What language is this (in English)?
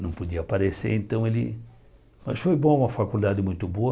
Portuguese